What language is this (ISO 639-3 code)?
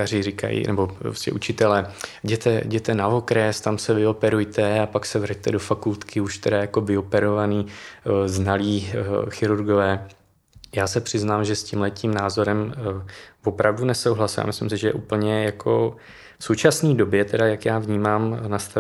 ces